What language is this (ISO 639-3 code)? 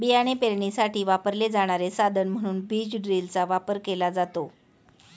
mar